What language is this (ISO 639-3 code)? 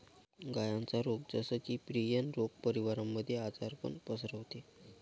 mar